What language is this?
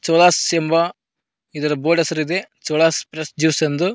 Kannada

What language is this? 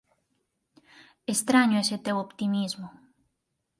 Galician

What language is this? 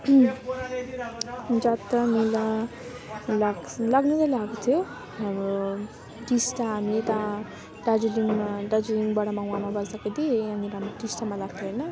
Nepali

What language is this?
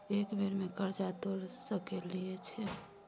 Maithili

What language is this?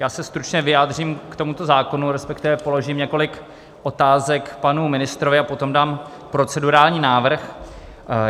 Czech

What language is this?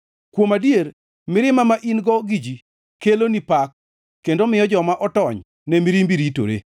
Luo (Kenya and Tanzania)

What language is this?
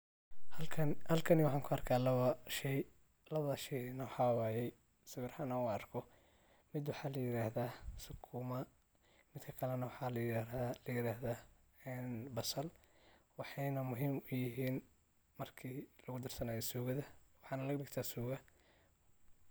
Somali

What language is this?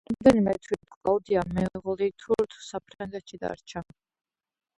Georgian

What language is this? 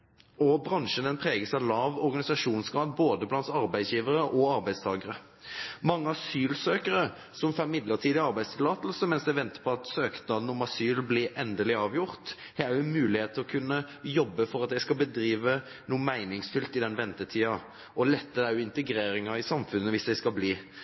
Norwegian Bokmål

